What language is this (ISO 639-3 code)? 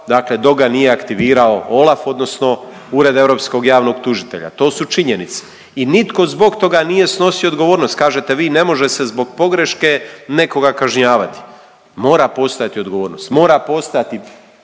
hrv